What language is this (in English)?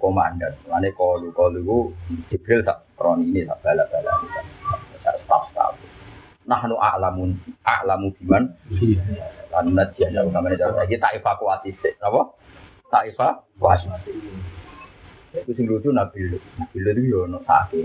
Indonesian